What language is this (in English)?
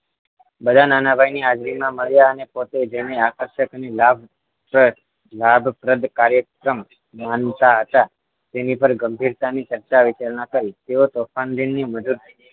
Gujarati